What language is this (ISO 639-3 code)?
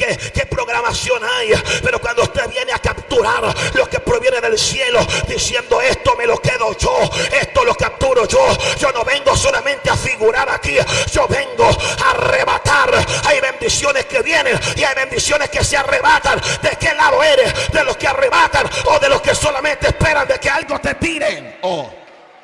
spa